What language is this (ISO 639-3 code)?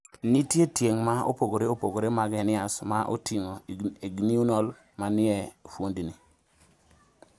luo